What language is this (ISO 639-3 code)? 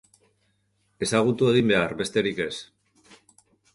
eus